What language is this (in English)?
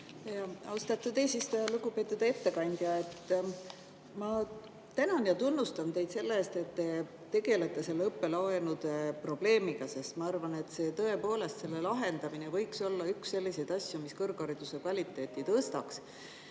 Estonian